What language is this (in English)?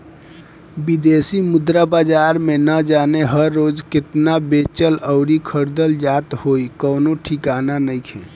Bhojpuri